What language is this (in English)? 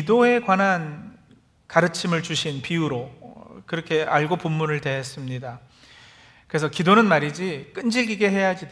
Korean